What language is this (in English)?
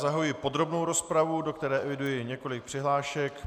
Czech